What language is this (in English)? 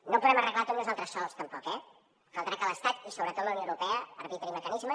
Catalan